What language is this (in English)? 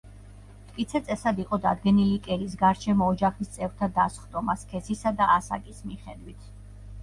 Georgian